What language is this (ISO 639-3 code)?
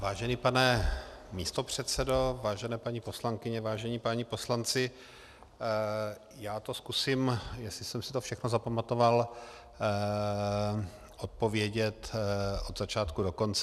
ces